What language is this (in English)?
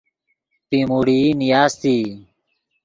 Yidgha